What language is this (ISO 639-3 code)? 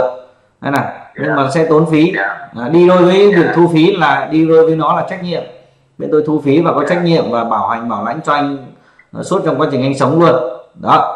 vie